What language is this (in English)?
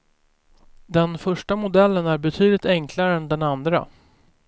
Swedish